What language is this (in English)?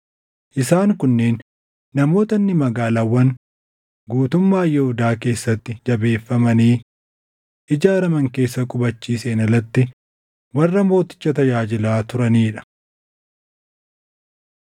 Oromo